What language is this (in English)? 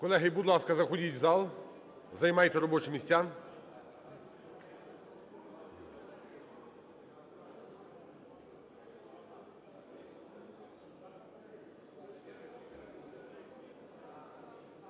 Ukrainian